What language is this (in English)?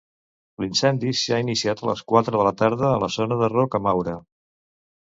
Catalan